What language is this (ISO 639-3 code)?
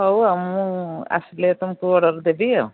ori